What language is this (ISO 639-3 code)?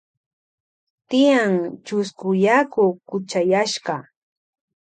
qvj